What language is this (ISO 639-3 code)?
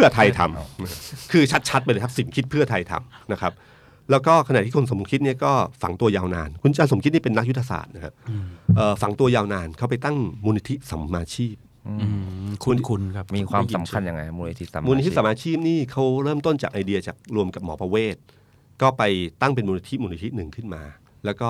tha